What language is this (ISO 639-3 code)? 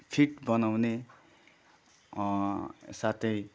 nep